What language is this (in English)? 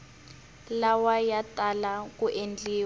Tsonga